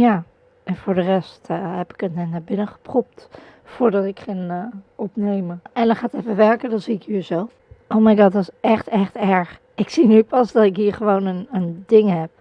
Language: Dutch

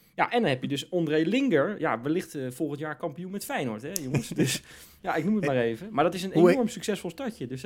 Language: Dutch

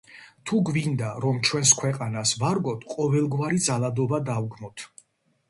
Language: Georgian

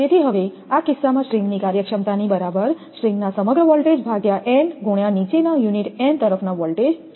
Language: Gujarati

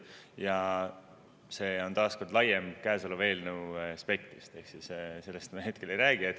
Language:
Estonian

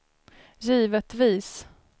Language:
Swedish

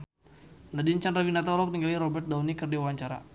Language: Sundanese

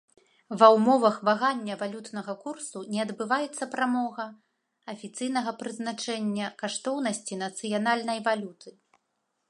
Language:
Belarusian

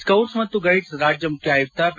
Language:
Kannada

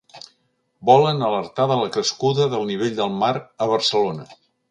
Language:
Catalan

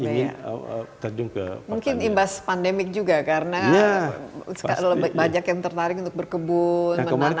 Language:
Indonesian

